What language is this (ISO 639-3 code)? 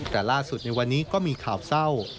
tha